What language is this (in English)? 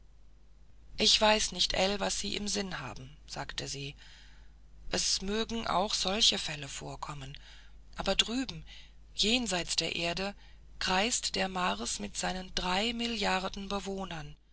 German